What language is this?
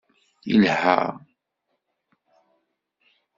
Kabyle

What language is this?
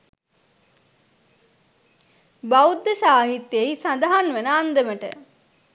Sinhala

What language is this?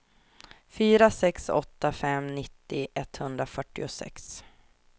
Swedish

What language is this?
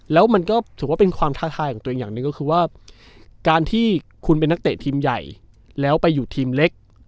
Thai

